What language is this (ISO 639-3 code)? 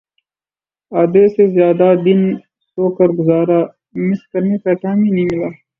urd